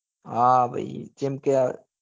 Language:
Gujarati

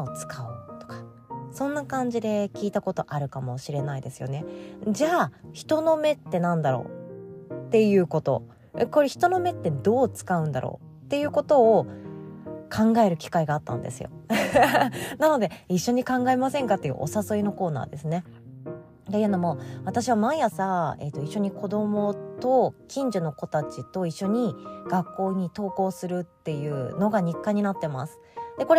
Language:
Japanese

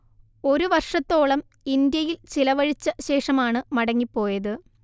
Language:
Malayalam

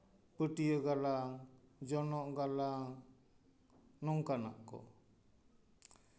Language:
Santali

